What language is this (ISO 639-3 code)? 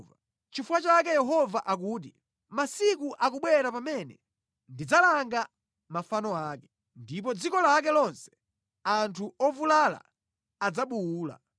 nya